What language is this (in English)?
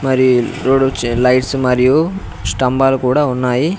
Telugu